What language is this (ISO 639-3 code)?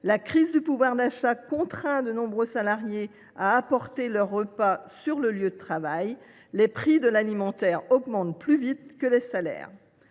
fra